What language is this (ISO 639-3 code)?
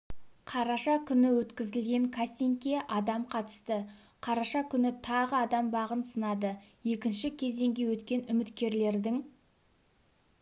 kaz